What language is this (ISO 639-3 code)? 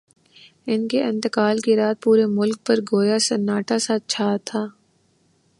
urd